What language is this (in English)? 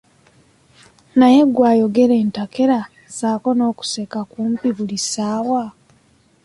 Ganda